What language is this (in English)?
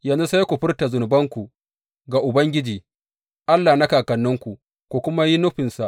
Hausa